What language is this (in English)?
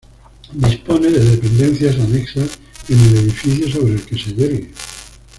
Spanish